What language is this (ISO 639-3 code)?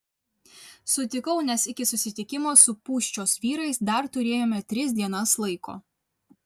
lit